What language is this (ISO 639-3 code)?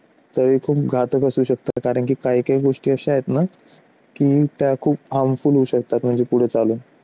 mar